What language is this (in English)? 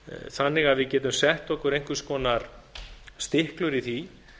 Icelandic